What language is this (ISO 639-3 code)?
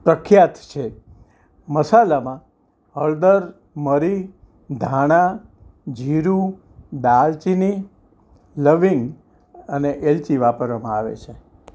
guj